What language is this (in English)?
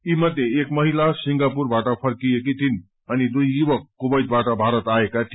Nepali